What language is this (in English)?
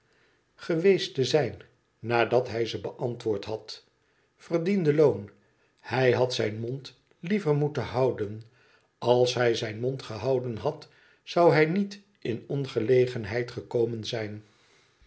Dutch